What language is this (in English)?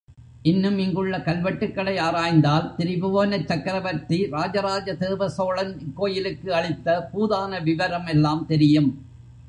Tamil